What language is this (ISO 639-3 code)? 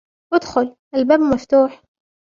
ara